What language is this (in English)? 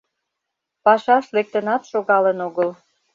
Mari